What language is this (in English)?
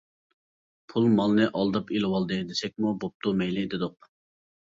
Uyghur